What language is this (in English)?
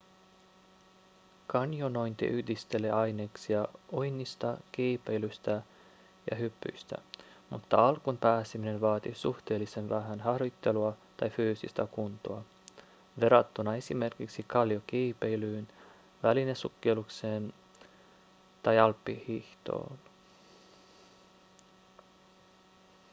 Finnish